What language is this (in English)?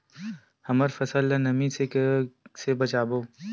Chhattisgarhi